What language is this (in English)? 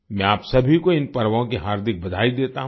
Hindi